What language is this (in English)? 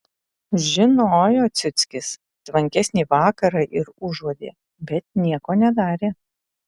Lithuanian